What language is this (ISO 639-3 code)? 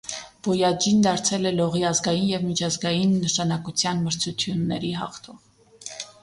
hye